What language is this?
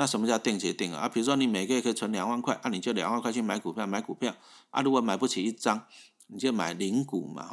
Chinese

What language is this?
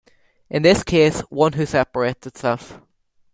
English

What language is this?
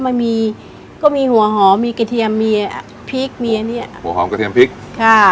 Thai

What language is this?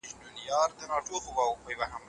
Pashto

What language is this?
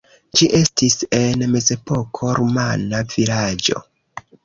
Esperanto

